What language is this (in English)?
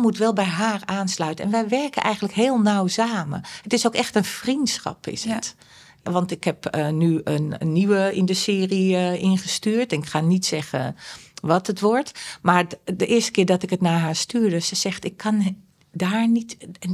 Dutch